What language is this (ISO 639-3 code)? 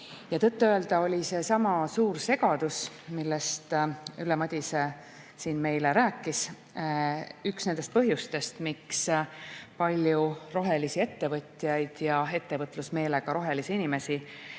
est